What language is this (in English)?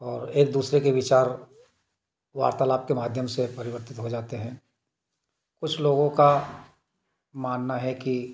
Hindi